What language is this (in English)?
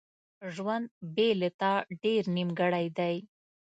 Pashto